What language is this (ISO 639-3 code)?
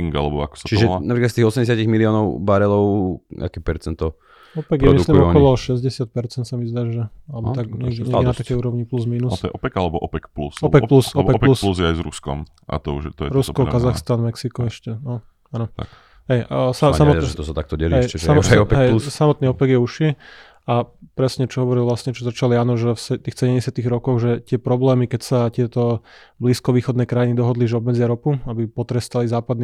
slk